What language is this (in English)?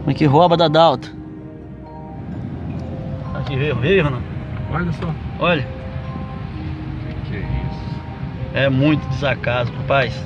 Portuguese